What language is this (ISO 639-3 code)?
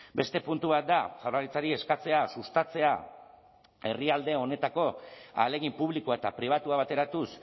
eus